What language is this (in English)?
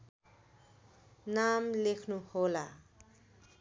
Nepali